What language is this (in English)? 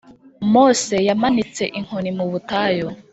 Kinyarwanda